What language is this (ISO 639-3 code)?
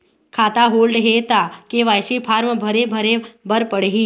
hne